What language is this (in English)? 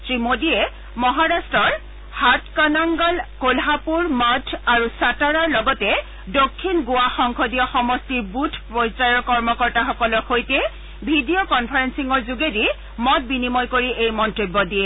Assamese